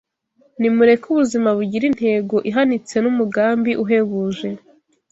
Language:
Kinyarwanda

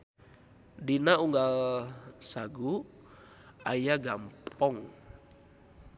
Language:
Sundanese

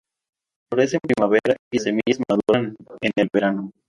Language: Spanish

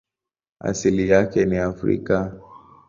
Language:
Swahili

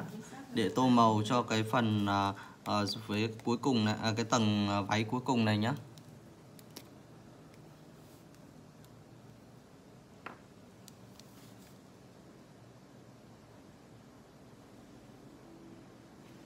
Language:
Vietnamese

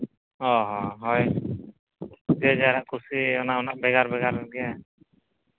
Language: Santali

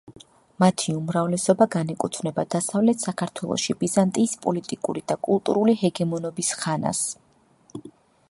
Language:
Georgian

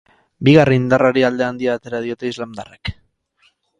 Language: Basque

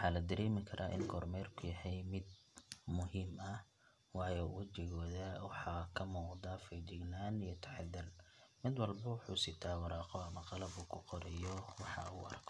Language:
Somali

